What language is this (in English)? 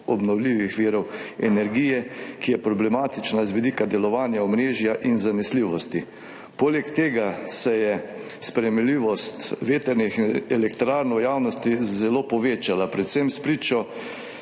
Slovenian